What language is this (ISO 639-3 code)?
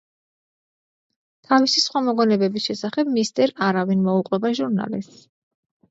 kat